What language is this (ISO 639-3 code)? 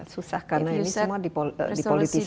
ind